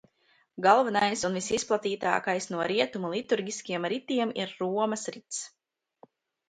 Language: Latvian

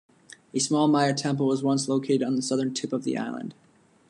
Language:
English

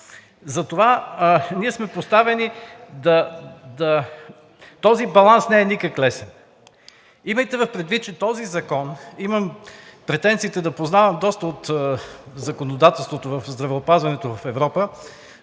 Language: Bulgarian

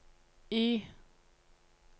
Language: Norwegian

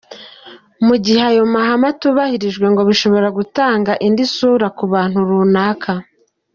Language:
Kinyarwanda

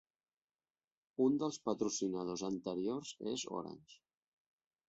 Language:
Catalan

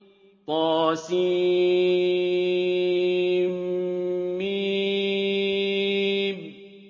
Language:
Arabic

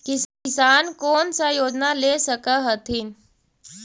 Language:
Magahi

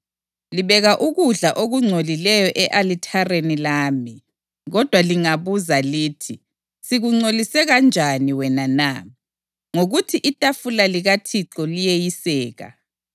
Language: North Ndebele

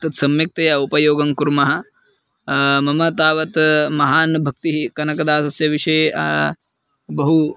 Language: Sanskrit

